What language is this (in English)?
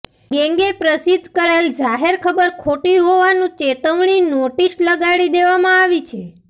Gujarati